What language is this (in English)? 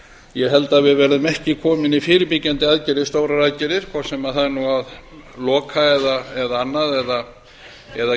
Icelandic